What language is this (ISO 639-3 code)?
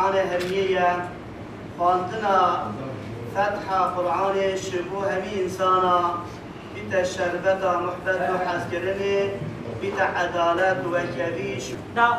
ara